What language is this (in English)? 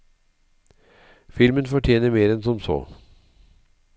Norwegian